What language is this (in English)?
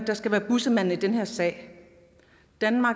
Danish